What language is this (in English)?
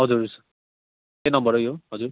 Nepali